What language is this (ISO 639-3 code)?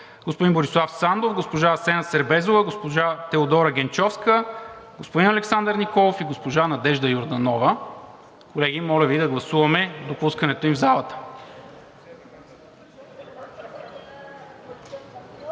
bul